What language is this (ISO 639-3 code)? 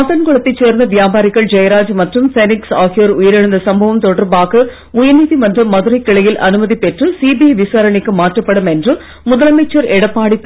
tam